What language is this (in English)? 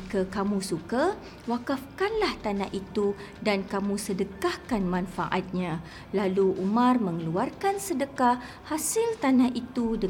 Malay